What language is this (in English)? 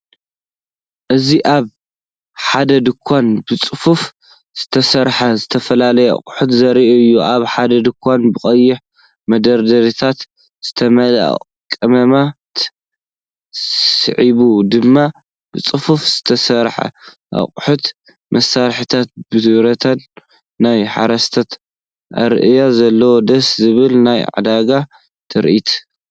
Tigrinya